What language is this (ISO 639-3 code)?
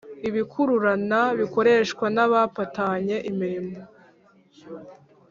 kin